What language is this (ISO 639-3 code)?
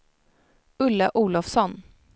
swe